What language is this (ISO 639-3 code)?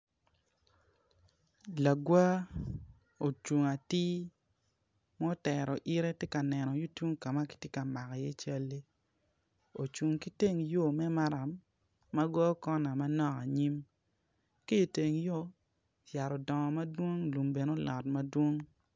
ach